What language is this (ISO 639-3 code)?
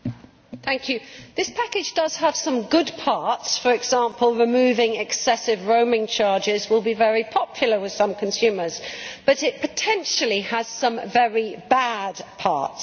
eng